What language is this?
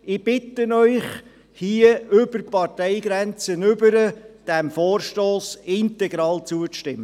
Swiss German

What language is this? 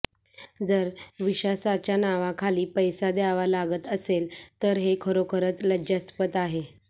Marathi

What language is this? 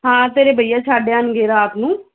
Punjabi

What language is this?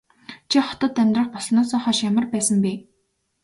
Mongolian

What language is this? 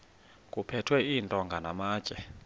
Xhosa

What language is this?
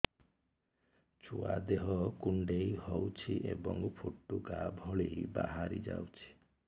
Odia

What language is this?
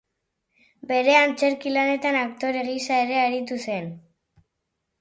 Basque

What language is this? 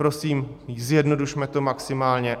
Czech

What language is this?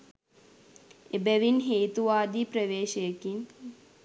Sinhala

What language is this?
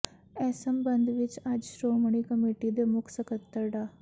Punjabi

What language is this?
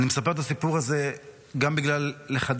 Hebrew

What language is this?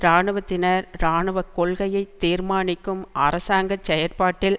Tamil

